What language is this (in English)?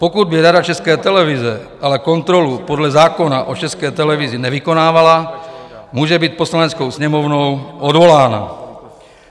Czech